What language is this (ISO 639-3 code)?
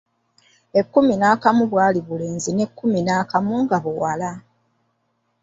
lug